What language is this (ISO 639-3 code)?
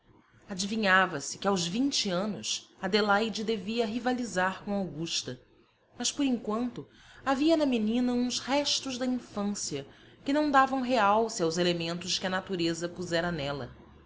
por